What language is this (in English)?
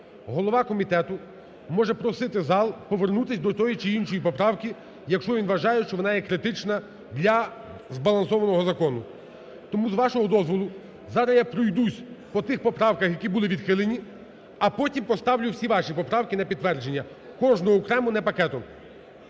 Ukrainian